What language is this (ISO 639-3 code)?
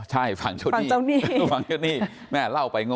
tha